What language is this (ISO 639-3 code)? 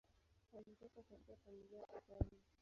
swa